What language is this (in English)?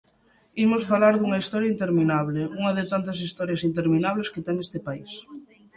Galician